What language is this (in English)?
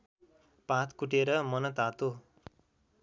Nepali